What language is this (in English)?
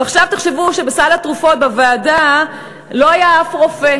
Hebrew